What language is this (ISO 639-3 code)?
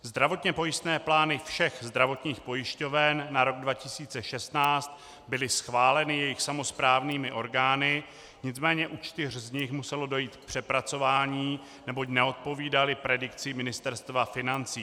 ces